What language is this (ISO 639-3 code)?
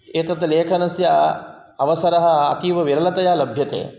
san